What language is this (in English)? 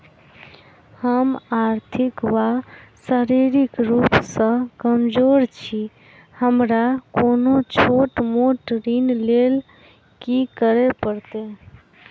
Maithili